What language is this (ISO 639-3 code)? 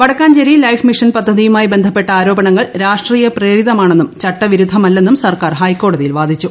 mal